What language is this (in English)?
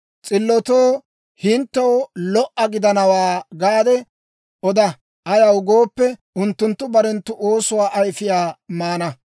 Dawro